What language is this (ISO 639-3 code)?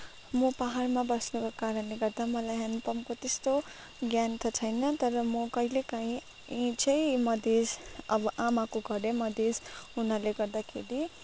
nep